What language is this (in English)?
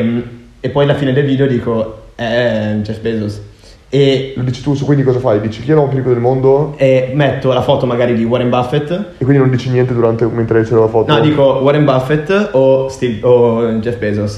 Italian